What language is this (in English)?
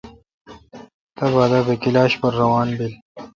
Kalkoti